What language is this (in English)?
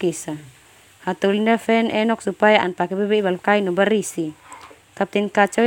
Termanu